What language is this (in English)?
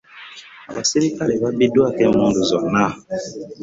Ganda